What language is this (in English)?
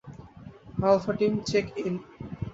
Bangla